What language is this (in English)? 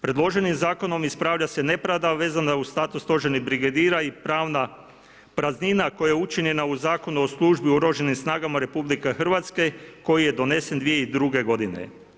Croatian